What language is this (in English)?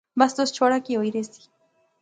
Pahari-Potwari